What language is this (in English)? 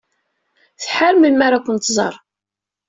Kabyle